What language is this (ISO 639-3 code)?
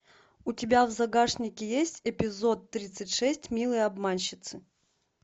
rus